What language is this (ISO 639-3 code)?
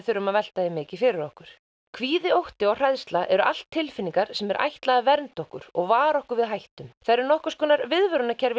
isl